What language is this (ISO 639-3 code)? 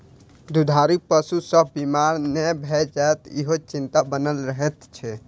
mai